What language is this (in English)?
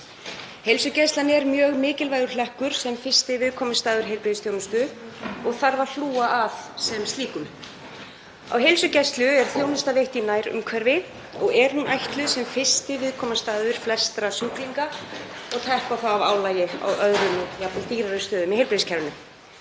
Icelandic